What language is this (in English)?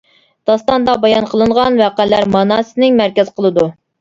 Uyghur